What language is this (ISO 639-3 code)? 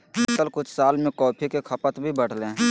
mag